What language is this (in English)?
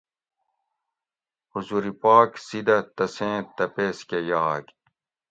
Gawri